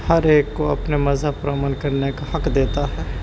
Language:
Urdu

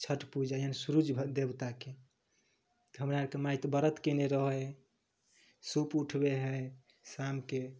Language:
Maithili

